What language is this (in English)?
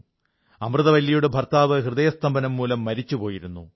Malayalam